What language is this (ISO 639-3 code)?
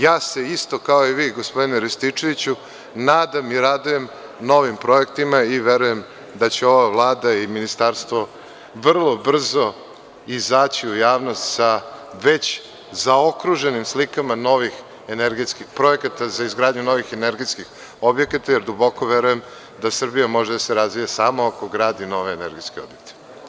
srp